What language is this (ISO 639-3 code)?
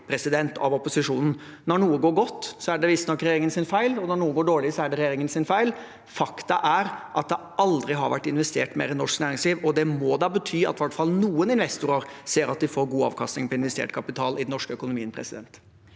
nor